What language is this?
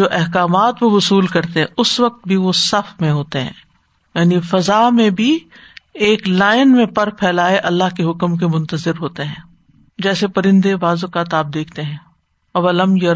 Urdu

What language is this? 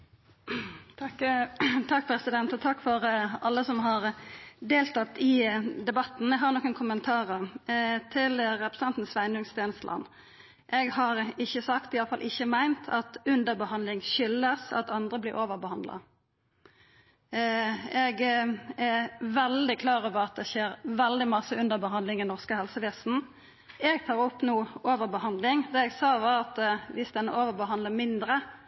Norwegian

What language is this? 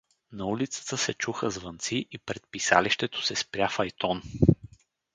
Bulgarian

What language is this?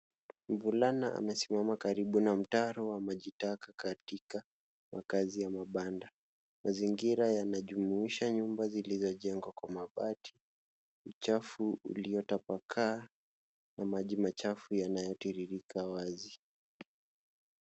Swahili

